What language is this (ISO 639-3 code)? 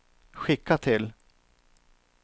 swe